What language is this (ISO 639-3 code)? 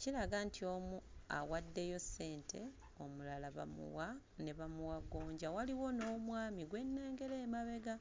lug